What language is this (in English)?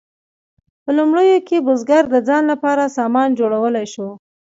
Pashto